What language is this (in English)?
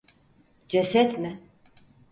Turkish